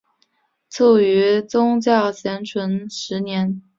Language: Chinese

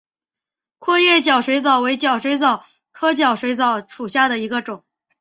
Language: Chinese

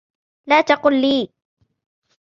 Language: Arabic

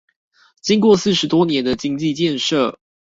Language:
Chinese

